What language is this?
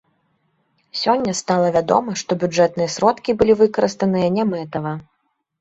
Belarusian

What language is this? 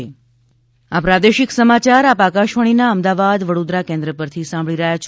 Gujarati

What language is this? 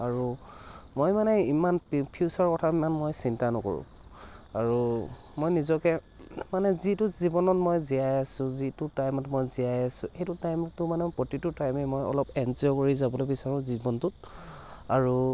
Assamese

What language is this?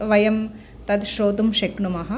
Sanskrit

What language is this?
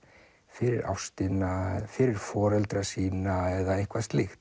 Icelandic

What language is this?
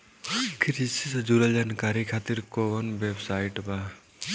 Bhojpuri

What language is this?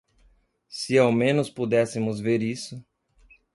Portuguese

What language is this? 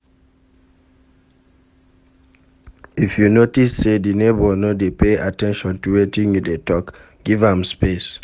Nigerian Pidgin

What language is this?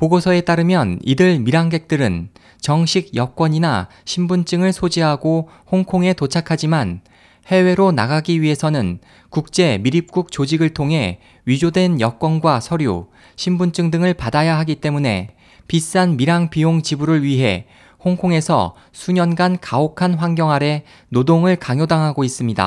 Korean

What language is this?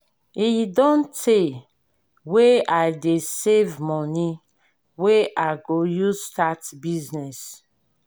Nigerian Pidgin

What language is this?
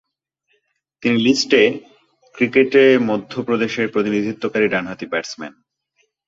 Bangla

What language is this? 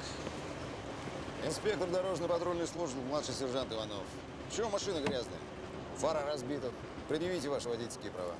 Russian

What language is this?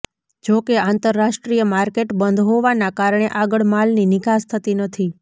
Gujarati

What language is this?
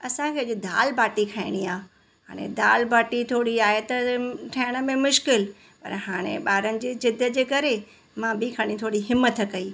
Sindhi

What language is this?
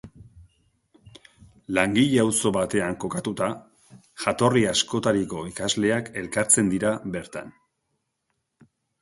Basque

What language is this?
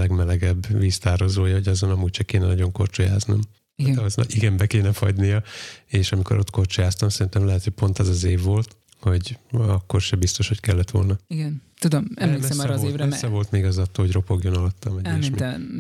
Hungarian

